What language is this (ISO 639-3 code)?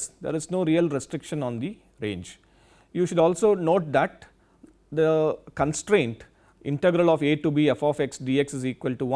eng